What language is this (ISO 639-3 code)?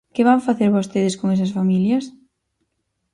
glg